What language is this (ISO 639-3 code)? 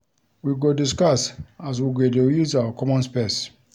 pcm